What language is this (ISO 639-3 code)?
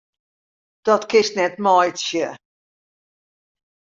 fry